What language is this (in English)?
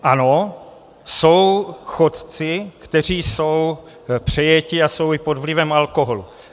Czech